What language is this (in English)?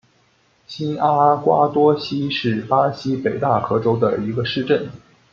Chinese